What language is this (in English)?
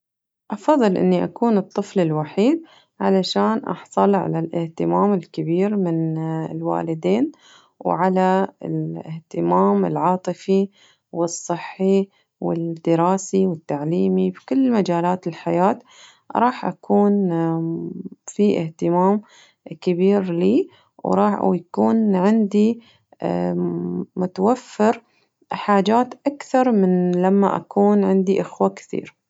Najdi Arabic